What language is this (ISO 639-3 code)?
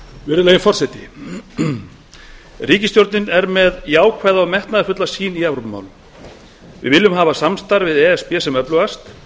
isl